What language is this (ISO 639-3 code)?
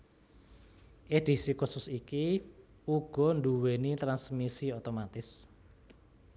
jav